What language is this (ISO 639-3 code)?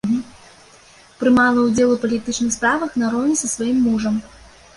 bel